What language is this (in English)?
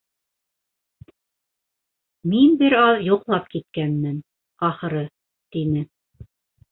Bashkir